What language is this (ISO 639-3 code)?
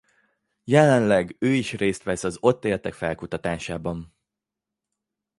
hun